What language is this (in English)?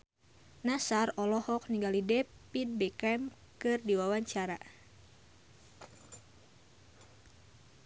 Sundanese